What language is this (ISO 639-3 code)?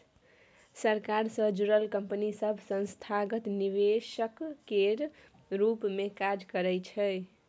mai